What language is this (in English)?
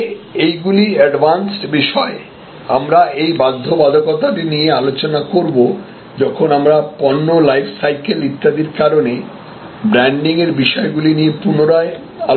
Bangla